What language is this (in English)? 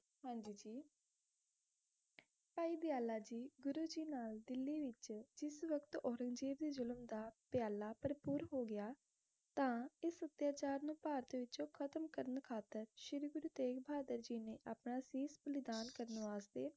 Punjabi